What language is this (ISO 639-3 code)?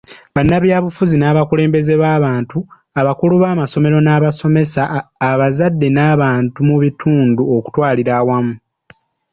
lug